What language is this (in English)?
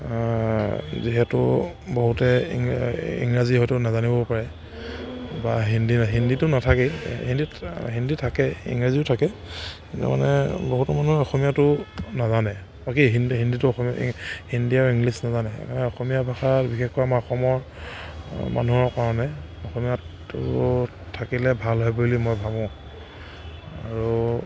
Assamese